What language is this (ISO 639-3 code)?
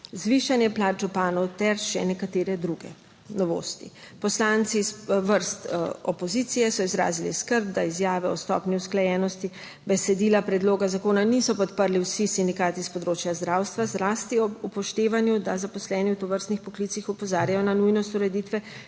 slv